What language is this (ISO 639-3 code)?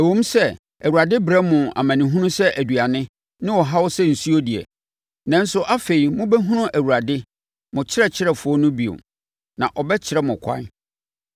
aka